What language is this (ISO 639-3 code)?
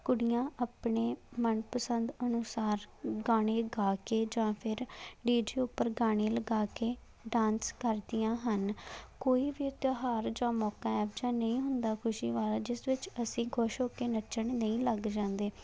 pan